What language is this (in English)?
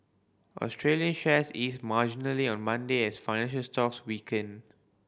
English